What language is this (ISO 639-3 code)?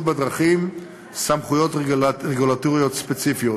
heb